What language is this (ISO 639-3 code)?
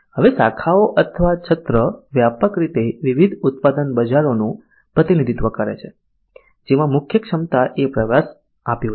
guj